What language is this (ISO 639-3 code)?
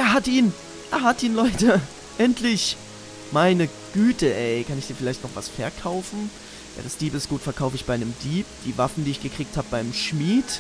deu